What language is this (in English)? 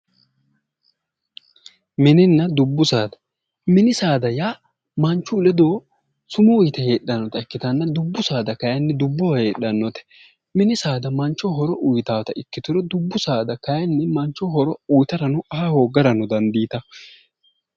Sidamo